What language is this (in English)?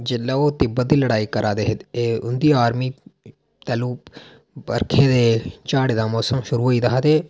Dogri